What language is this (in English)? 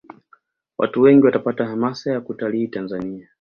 Swahili